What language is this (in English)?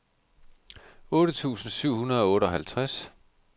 Danish